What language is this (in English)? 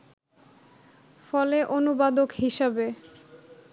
Bangla